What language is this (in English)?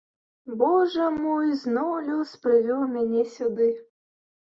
Belarusian